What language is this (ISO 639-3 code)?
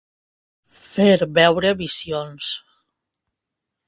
cat